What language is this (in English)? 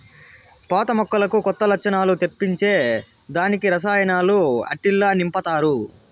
Telugu